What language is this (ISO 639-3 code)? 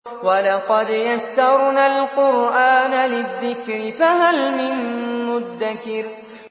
ara